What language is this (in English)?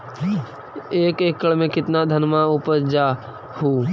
Magahi